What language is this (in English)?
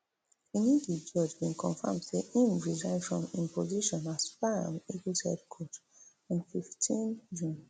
Nigerian Pidgin